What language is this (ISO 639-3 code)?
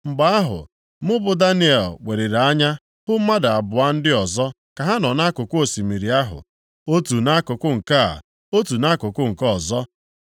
ibo